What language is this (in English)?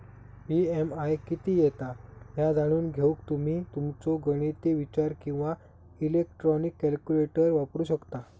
Marathi